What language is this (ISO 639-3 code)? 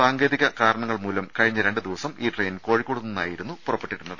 mal